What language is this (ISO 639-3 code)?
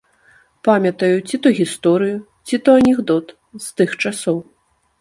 bel